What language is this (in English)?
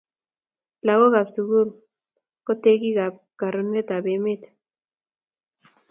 Kalenjin